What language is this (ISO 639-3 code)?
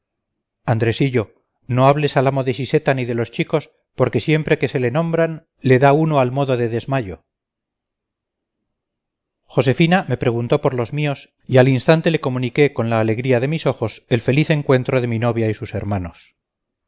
spa